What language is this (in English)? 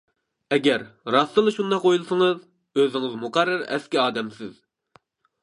Uyghur